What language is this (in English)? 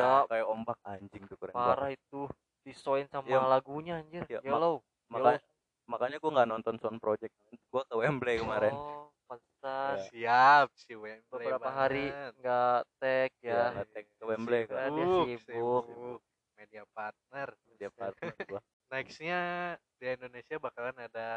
Indonesian